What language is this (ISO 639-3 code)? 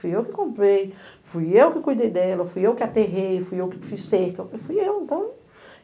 por